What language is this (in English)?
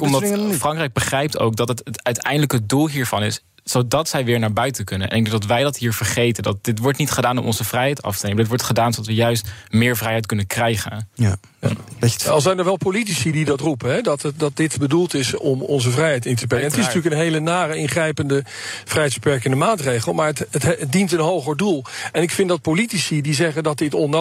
Dutch